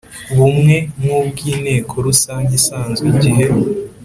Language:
Kinyarwanda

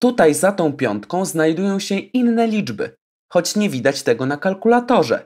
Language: Polish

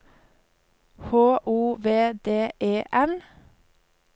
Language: Norwegian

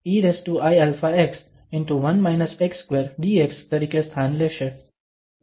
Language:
Gujarati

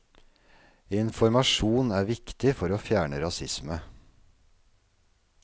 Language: Norwegian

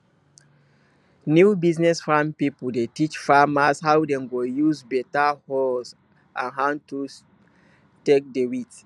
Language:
Nigerian Pidgin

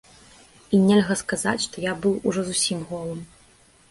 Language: Belarusian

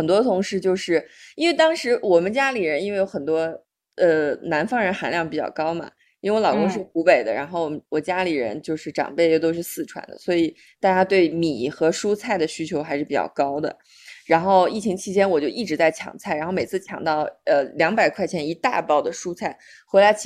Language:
Chinese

